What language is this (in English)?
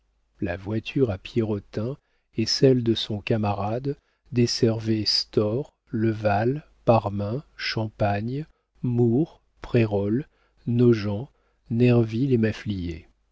French